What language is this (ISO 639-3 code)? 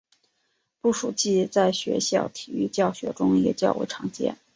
zho